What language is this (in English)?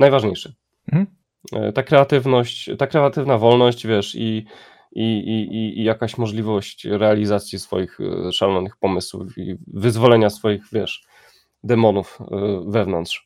Polish